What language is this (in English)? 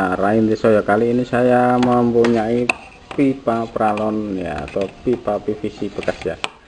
Indonesian